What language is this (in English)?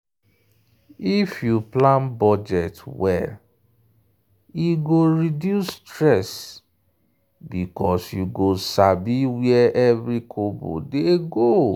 Nigerian Pidgin